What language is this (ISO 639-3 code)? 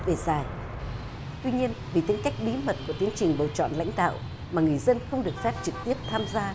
vie